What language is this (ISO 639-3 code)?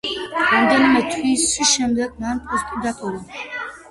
kat